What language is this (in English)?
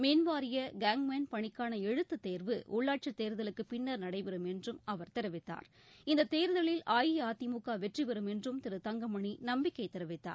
Tamil